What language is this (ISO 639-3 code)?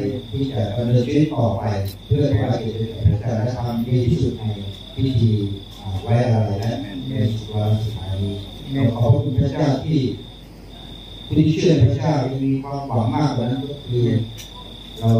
tha